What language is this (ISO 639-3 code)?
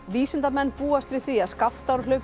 isl